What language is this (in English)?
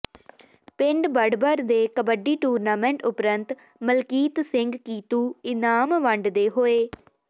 Punjabi